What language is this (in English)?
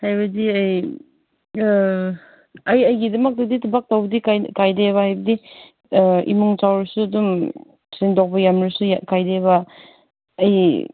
Manipuri